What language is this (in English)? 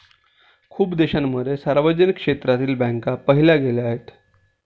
Marathi